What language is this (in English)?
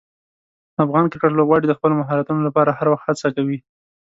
Pashto